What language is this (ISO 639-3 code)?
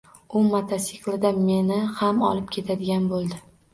uzb